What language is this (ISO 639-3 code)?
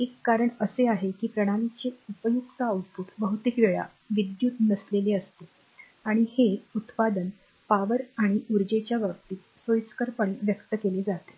mar